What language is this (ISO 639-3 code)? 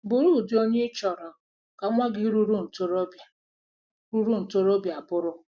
ibo